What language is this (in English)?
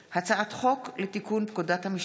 Hebrew